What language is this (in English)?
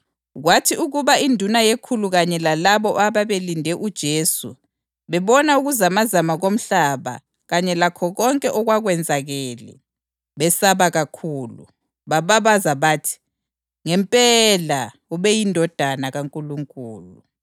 North Ndebele